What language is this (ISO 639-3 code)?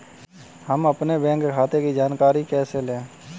hin